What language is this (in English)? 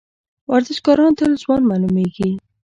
Pashto